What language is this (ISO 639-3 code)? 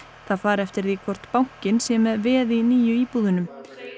isl